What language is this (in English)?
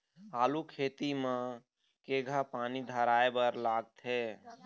Chhattisgarhi